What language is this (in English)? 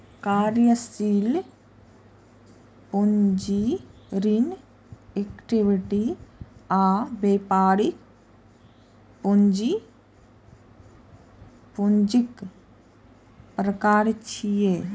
Maithili